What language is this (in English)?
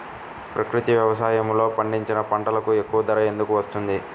Telugu